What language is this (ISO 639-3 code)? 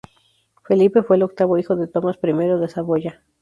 spa